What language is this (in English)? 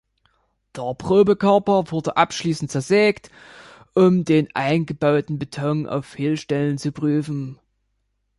German